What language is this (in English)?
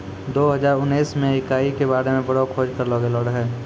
Maithili